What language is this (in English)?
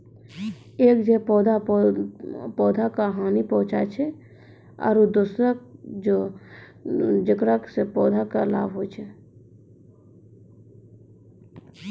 Maithili